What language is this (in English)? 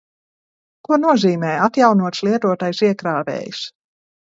Latvian